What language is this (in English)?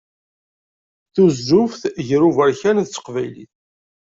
Kabyle